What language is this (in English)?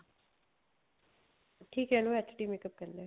Punjabi